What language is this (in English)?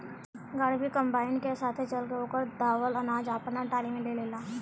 Bhojpuri